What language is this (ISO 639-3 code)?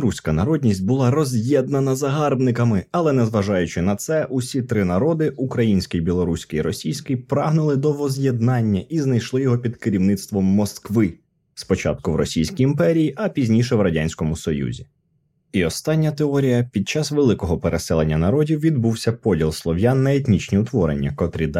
ukr